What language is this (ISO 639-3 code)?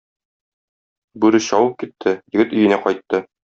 tat